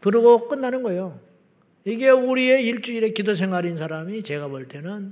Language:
Korean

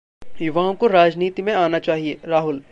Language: Hindi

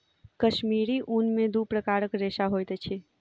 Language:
Maithili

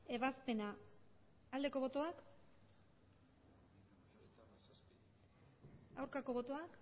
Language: Basque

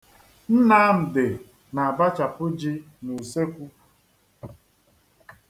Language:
Igbo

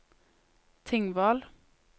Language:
Norwegian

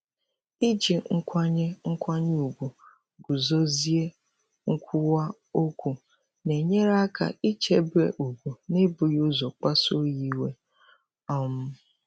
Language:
Igbo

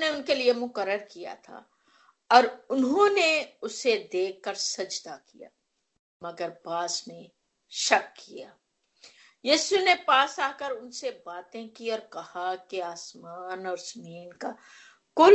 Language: Hindi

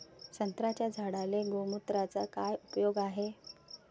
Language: Marathi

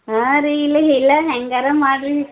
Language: Kannada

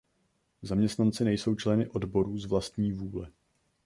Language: Czech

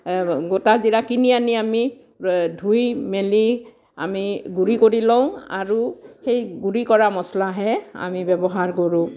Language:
Assamese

